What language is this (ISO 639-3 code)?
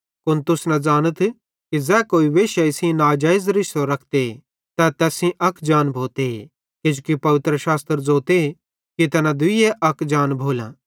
bhd